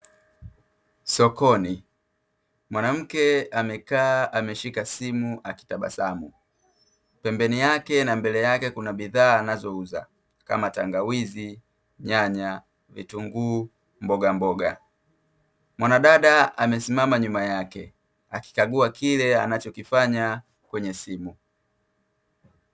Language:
Swahili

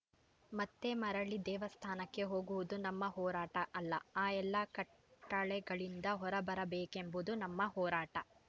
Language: Kannada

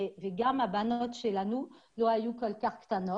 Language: Hebrew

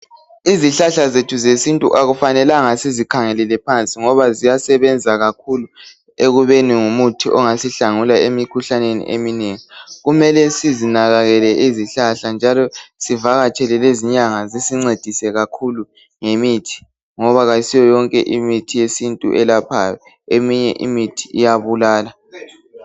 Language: North Ndebele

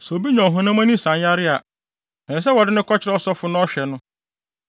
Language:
Akan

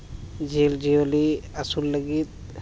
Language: Santali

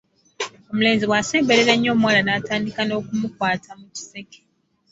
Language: Ganda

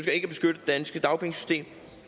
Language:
Danish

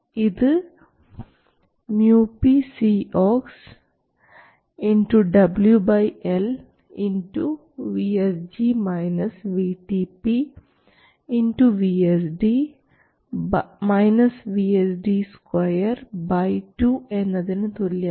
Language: Malayalam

